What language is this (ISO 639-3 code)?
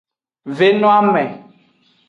ajg